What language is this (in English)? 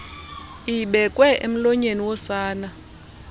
Xhosa